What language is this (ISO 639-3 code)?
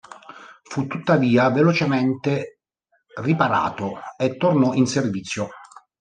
ita